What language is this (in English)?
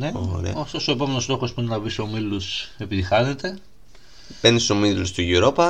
Greek